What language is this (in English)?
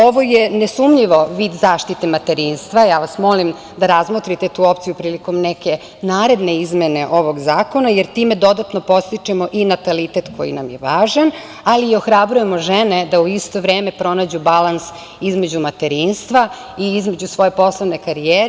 Serbian